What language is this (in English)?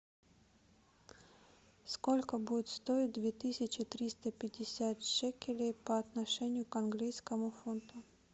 Russian